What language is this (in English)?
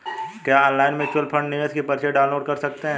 Hindi